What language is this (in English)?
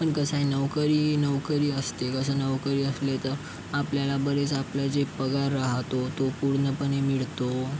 Marathi